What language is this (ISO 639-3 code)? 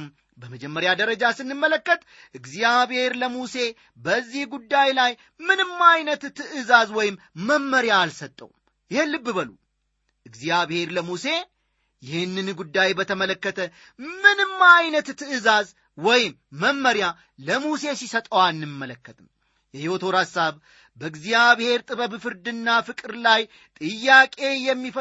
amh